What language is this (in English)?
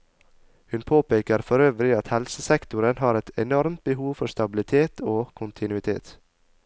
Norwegian